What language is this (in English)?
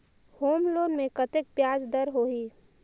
Chhattisgarhi